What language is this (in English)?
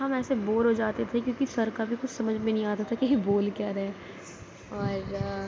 Urdu